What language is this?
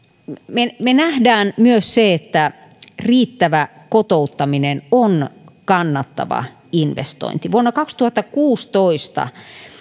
Finnish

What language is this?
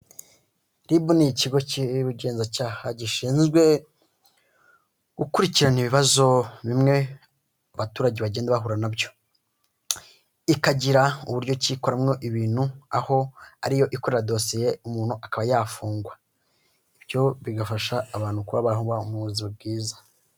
Kinyarwanda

